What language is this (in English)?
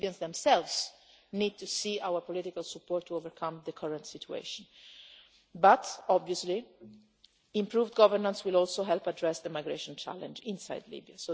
English